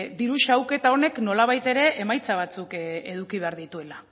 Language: Basque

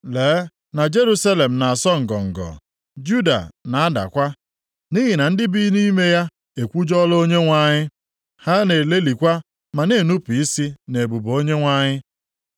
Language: Igbo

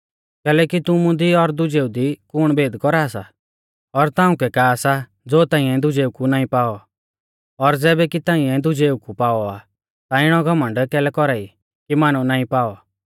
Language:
Mahasu Pahari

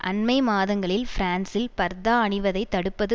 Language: Tamil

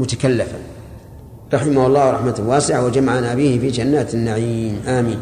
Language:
Arabic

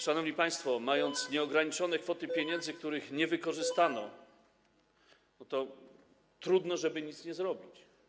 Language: Polish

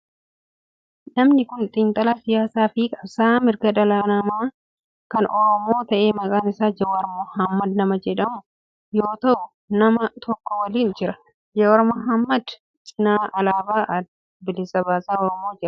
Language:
Oromo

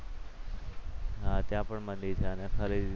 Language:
Gujarati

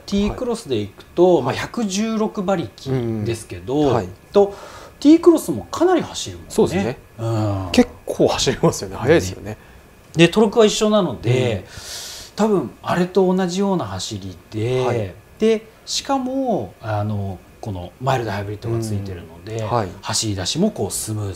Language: Japanese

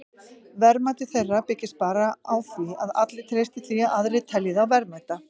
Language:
Icelandic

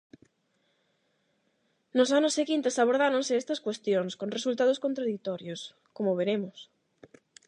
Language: Galician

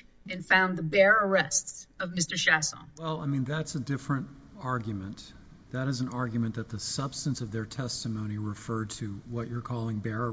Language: English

